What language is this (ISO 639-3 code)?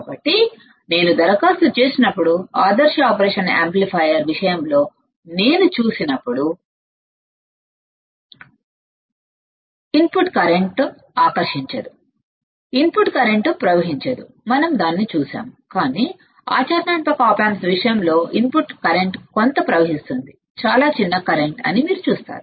tel